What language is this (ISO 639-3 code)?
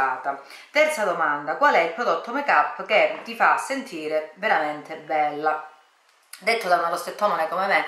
ita